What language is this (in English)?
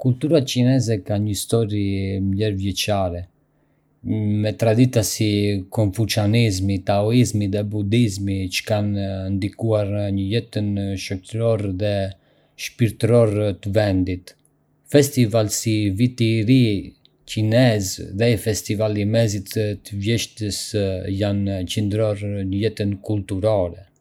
Arbëreshë Albanian